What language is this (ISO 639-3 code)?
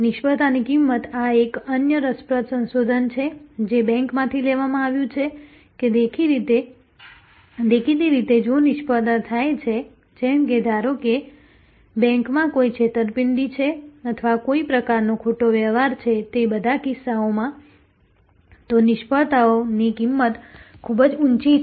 guj